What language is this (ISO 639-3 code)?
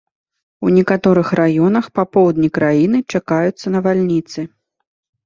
bel